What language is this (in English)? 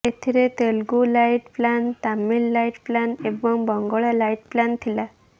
Odia